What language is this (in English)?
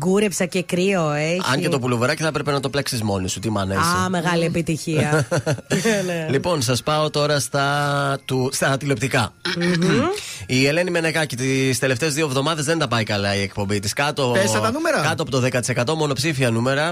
Greek